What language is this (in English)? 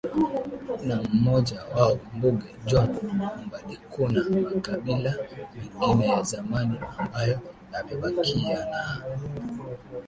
Swahili